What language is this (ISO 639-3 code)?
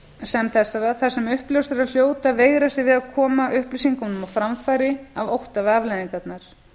isl